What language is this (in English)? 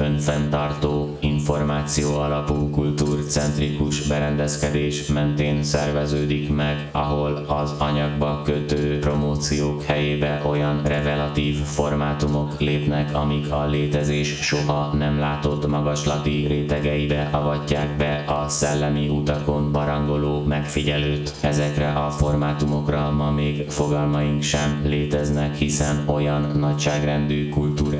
Hungarian